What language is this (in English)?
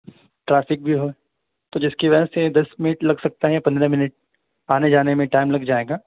Urdu